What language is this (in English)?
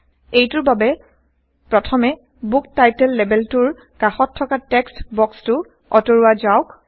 Assamese